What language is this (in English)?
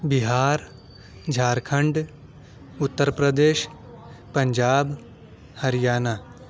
Urdu